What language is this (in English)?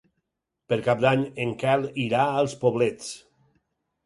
Catalan